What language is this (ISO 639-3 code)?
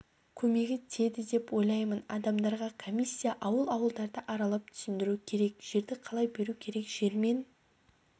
kaz